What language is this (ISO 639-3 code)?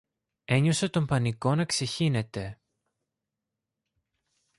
ell